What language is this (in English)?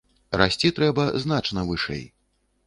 Belarusian